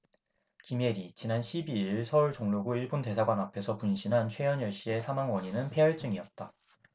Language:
Korean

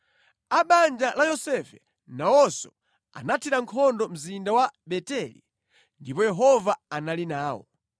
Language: Nyanja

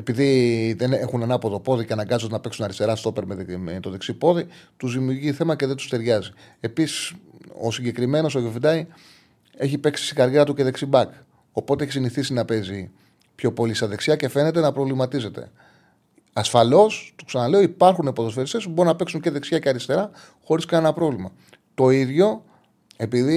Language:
Greek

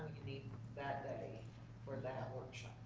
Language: English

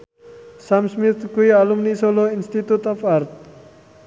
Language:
Javanese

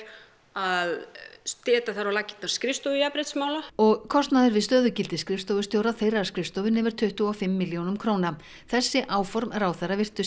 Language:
Icelandic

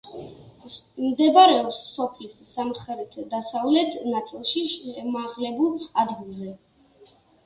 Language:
Georgian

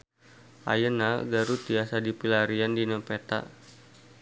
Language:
Sundanese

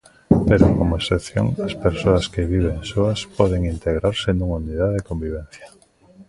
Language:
Galician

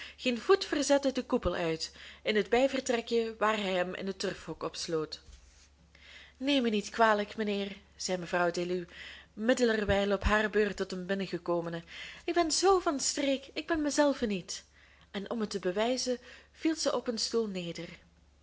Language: Dutch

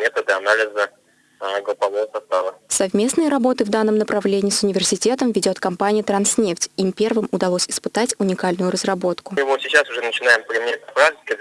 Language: Russian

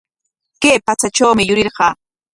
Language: Corongo Ancash Quechua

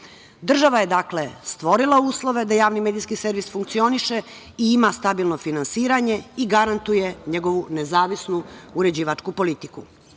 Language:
Serbian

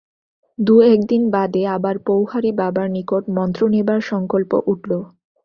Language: Bangla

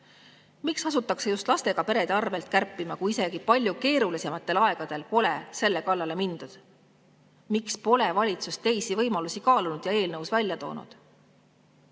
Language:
Estonian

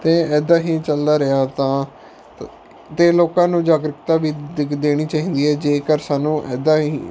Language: Punjabi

